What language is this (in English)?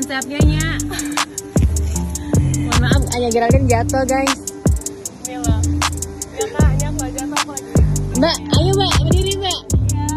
Bulgarian